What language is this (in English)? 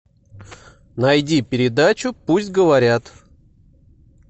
Russian